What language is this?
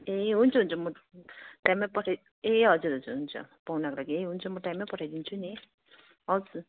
Nepali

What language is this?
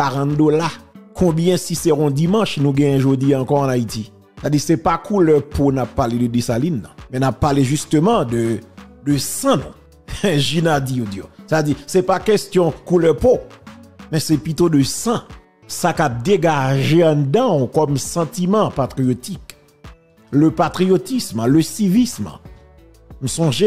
French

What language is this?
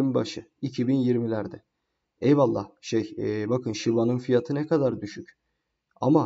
Turkish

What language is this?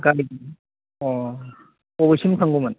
Bodo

